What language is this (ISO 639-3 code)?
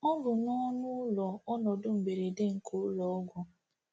ibo